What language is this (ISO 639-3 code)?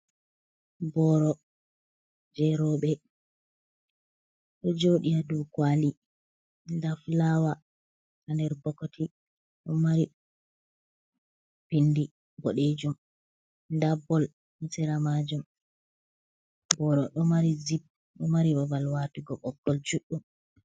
ful